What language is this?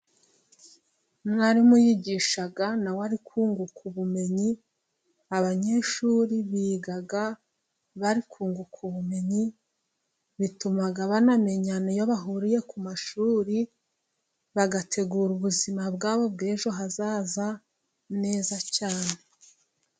Kinyarwanda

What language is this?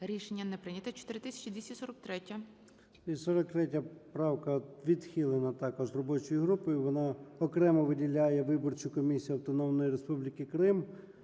Ukrainian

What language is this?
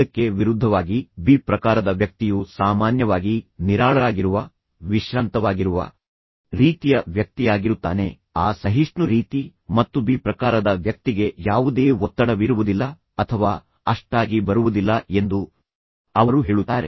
Kannada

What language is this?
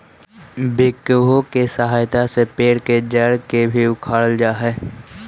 Magahi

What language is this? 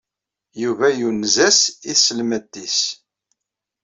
Kabyle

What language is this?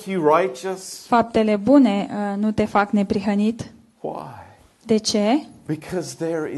Romanian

